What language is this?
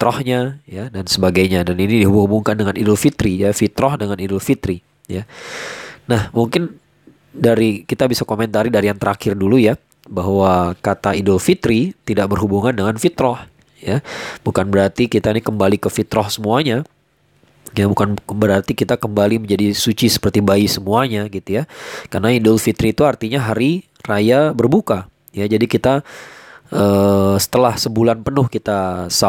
Indonesian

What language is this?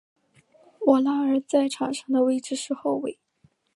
Chinese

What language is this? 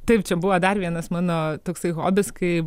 Lithuanian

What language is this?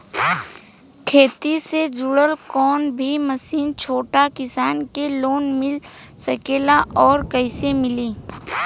Bhojpuri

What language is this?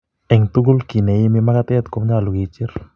Kalenjin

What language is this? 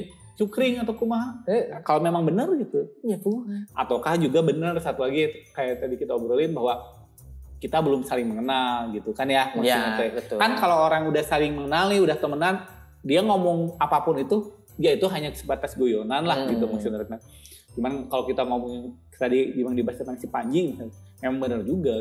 Indonesian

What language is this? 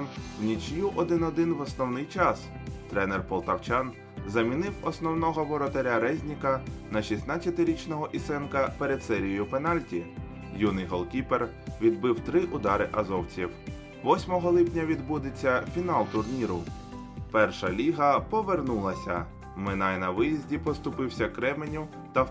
Ukrainian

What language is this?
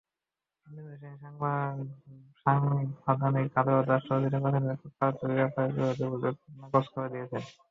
Bangla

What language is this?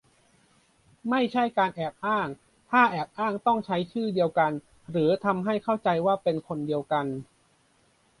Thai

